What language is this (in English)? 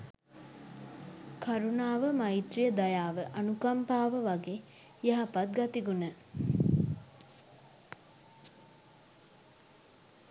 Sinhala